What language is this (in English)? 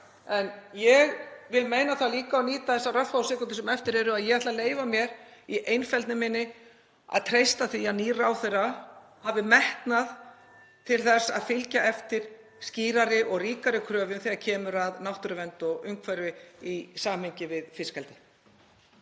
Icelandic